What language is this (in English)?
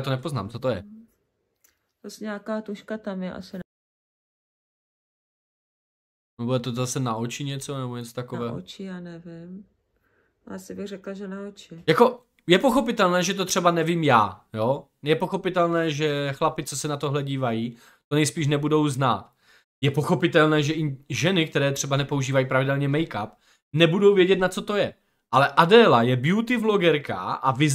Czech